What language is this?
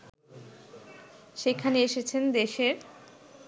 Bangla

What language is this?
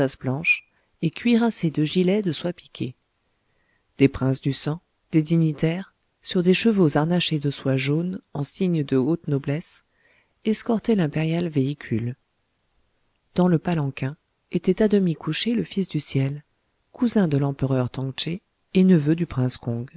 French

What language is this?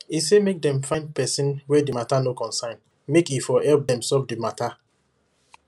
Nigerian Pidgin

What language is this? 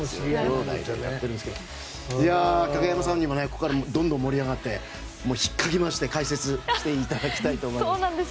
Japanese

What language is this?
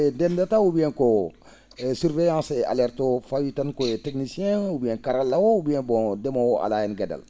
Fula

